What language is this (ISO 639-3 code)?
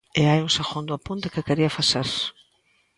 glg